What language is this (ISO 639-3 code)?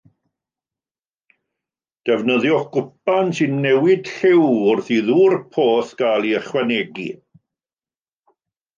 cym